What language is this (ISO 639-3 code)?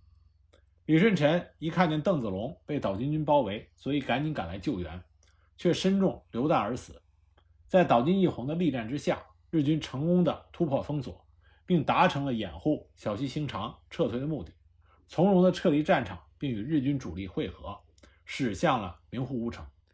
zho